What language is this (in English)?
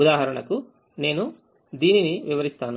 Telugu